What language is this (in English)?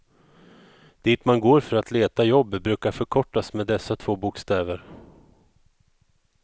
Swedish